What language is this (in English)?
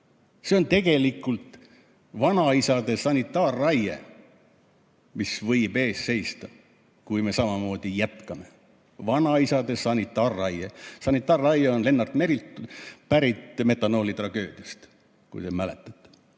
Estonian